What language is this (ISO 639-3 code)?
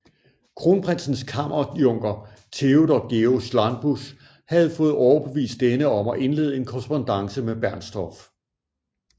dan